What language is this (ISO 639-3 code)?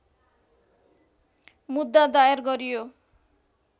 nep